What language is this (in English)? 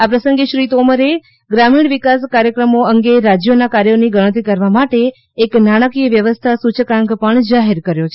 Gujarati